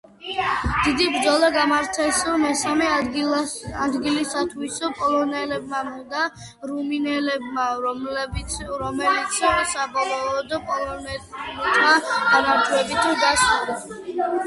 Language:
Georgian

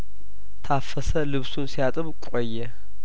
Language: Amharic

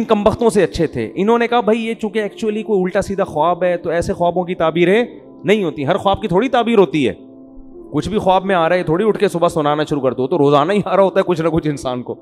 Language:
Urdu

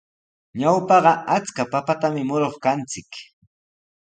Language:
Sihuas Ancash Quechua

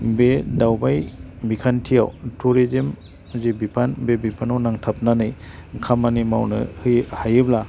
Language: Bodo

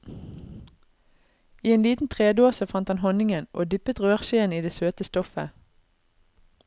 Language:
Norwegian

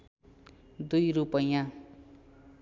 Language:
Nepali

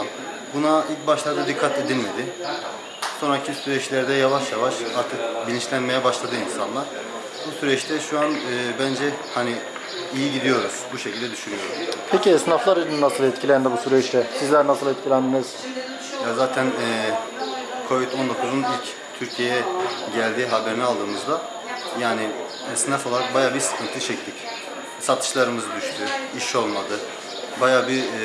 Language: Turkish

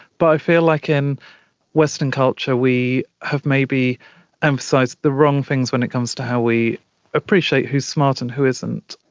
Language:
English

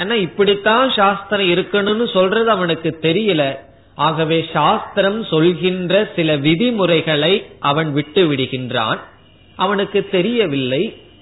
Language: Tamil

